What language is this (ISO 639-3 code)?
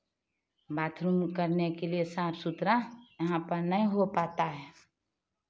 hin